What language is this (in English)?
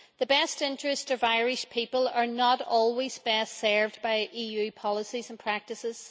English